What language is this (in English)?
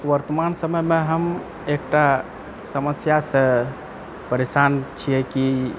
Maithili